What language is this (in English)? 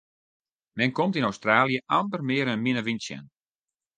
Western Frisian